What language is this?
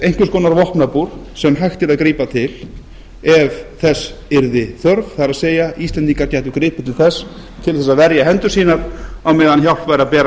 Icelandic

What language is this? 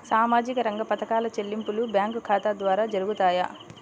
Telugu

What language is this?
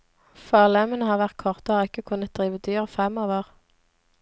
Norwegian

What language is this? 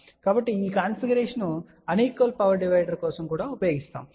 Telugu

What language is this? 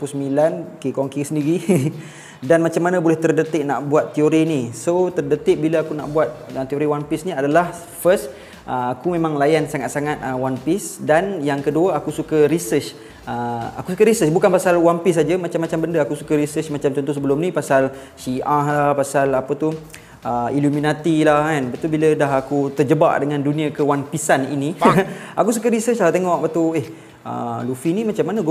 Malay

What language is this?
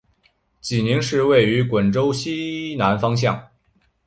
Chinese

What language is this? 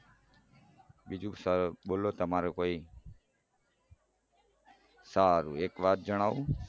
Gujarati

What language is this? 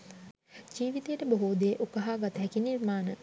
Sinhala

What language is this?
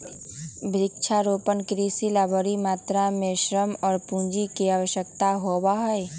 Magahi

